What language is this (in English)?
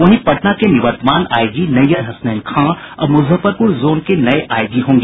Hindi